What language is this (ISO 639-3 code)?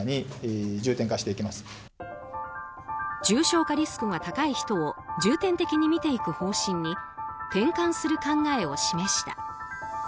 jpn